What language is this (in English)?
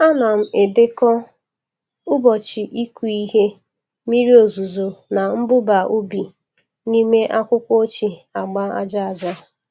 Igbo